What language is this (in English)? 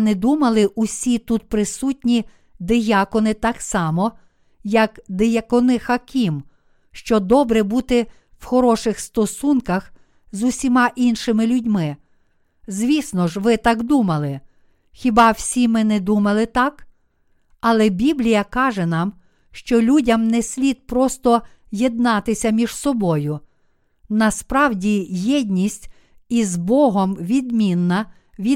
Ukrainian